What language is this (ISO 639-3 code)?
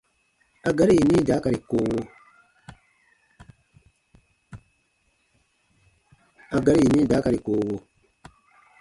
bba